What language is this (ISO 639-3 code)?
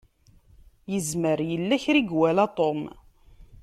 kab